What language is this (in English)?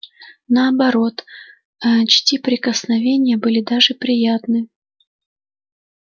Russian